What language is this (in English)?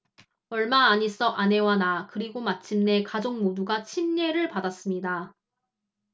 Korean